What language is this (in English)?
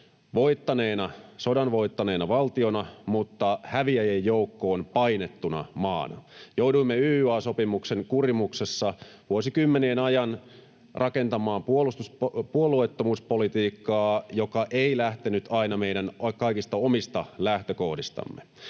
Finnish